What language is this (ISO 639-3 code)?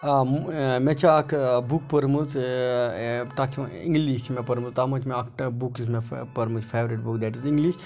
kas